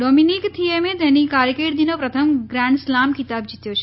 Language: Gujarati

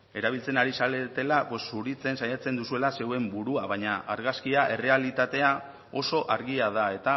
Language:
Basque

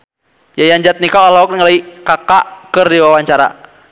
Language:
Sundanese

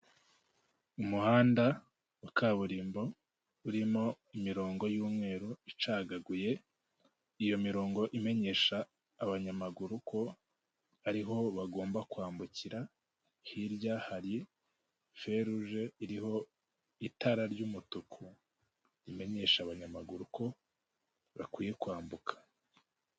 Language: Kinyarwanda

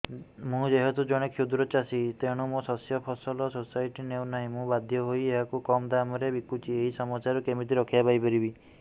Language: Odia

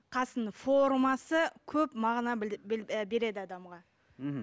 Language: Kazakh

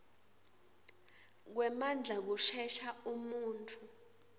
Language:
Swati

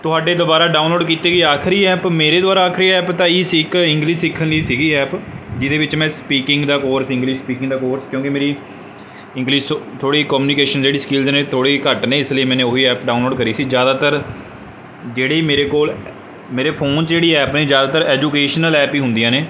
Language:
Punjabi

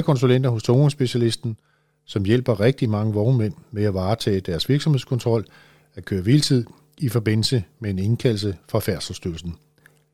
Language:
Danish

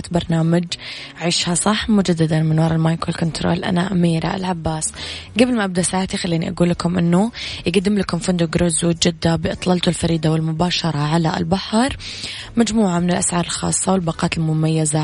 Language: Arabic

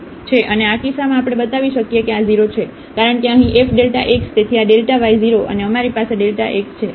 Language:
Gujarati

